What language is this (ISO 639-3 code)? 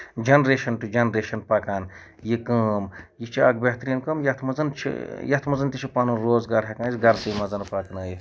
kas